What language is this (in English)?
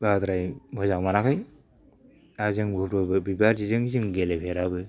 Bodo